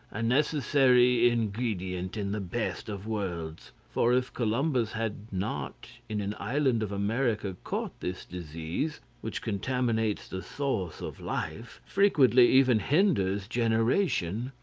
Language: English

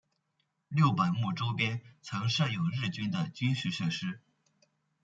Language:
Chinese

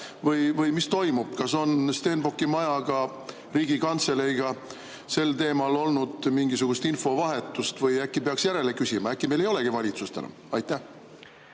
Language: Estonian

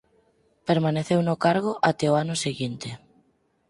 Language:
Galician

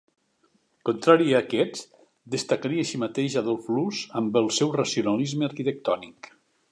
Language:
Catalan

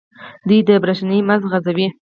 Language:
Pashto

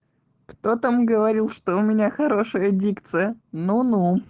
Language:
Russian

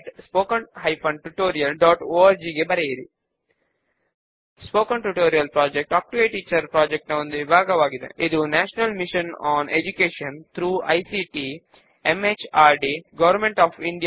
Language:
Telugu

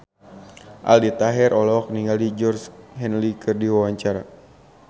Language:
Sundanese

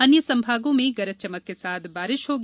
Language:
Hindi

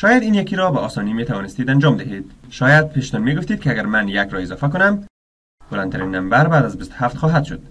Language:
Persian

